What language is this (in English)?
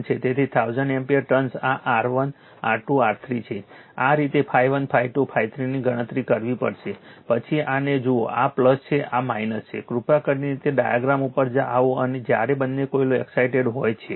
Gujarati